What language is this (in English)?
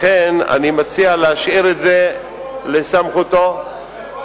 Hebrew